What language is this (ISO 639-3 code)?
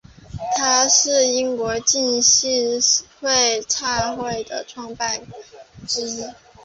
zho